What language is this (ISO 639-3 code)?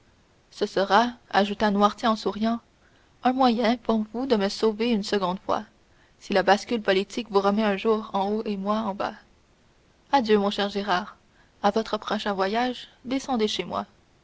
fra